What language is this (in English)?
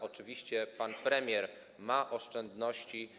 Polish